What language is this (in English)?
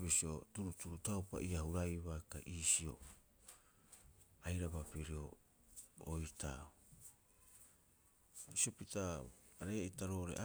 Rapoisi